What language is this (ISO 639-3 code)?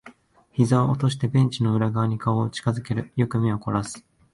jpn